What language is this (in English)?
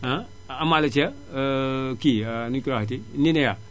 Wolof